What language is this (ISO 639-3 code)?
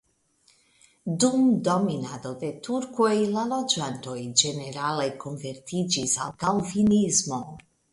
epo